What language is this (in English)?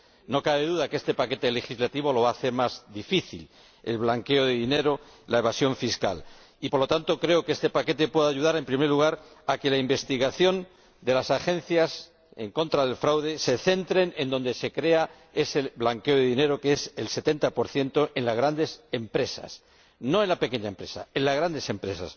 Spanish